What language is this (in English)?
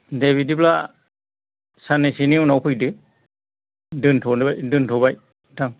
Bodo